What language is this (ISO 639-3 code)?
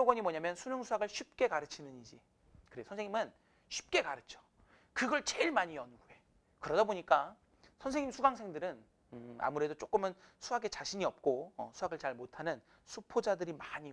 kor